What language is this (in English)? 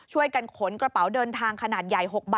Thai